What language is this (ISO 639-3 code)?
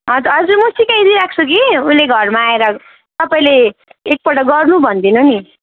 nep